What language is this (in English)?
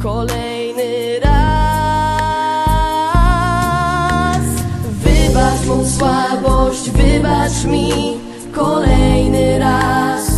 Polish